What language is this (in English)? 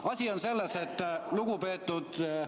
Estonian